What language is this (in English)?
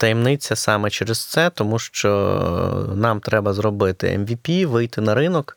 Ukrainian